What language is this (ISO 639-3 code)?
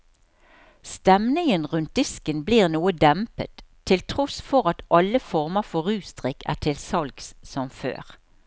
nor